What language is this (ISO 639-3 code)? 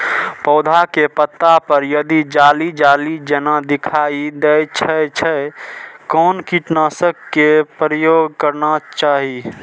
mai